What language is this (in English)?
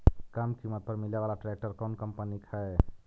Magahi